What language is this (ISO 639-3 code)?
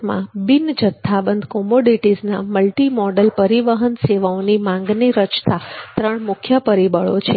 guj